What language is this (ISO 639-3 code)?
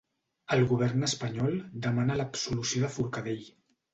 cat